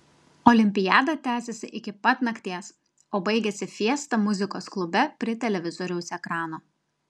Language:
Lithuanian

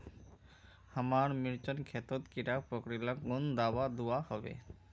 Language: Magahi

